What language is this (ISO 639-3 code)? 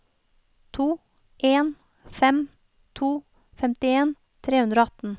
nor